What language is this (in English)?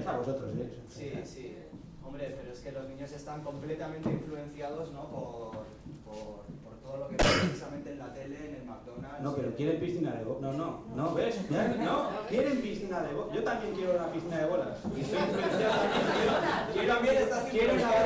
Spanish